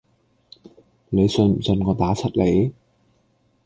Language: Cantonese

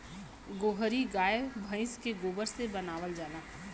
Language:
Bhojpuri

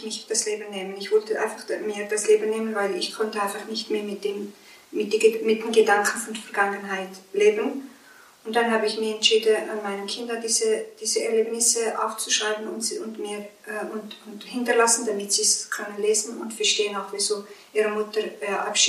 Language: German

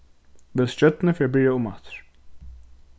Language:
Faroese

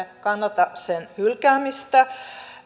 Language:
Finnish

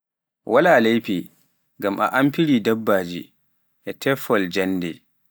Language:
Pular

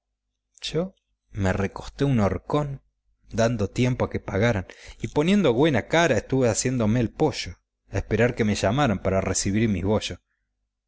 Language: Spanish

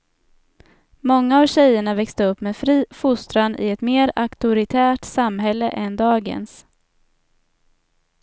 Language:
Swedish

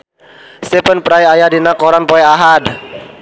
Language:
Sundanese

